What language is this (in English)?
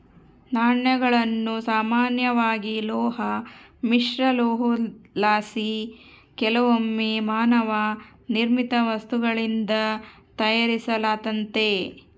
Kannada